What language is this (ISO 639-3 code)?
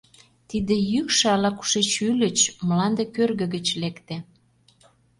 chm